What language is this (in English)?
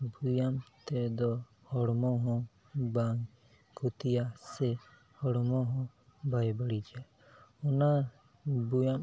Santali